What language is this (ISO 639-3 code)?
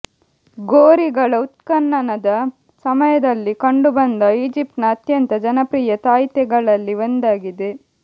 kan